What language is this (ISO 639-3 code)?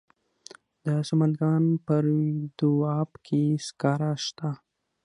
pus